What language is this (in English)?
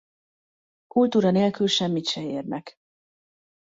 Hungarian